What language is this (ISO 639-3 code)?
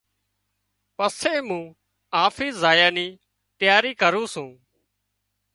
kxp